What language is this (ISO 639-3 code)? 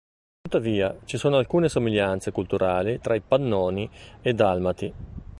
ita